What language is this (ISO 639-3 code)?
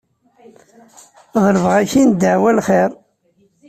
kab